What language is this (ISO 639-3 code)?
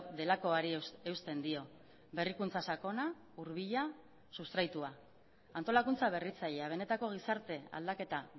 eus